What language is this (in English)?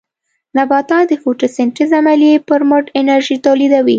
Pashto